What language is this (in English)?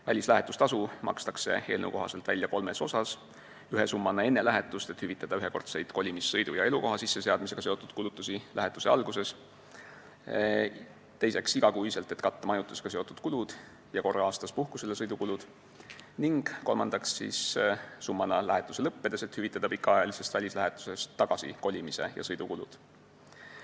Estonian